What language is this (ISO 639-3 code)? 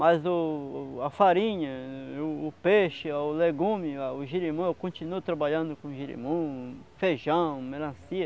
por